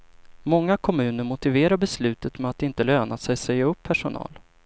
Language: Swedish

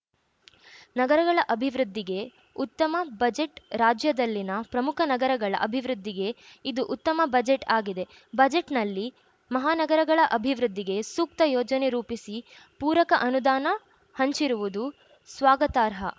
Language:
Kannada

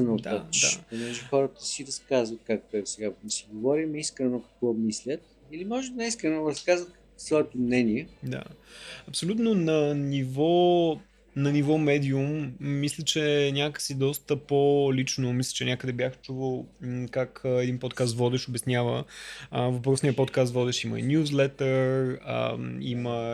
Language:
Bulgarian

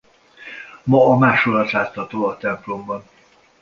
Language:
Hungarian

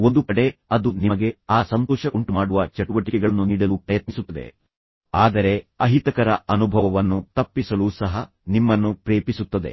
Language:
Kannada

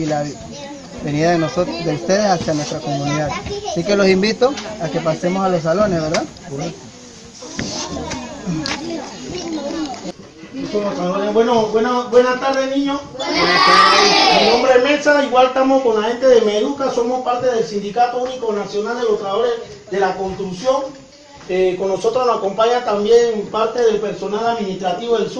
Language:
Spanish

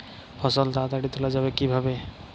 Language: Bangla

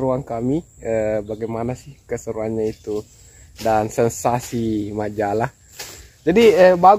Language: Indonesian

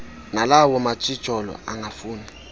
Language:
Xhosa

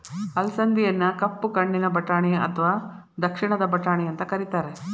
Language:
Kannada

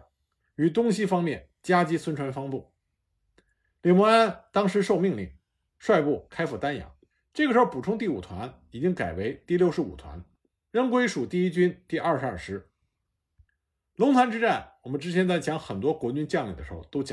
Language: Chinese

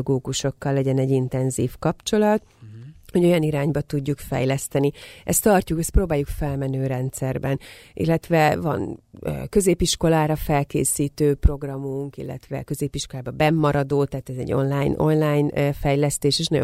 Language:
Hungarian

